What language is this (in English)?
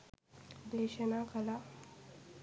Sinhala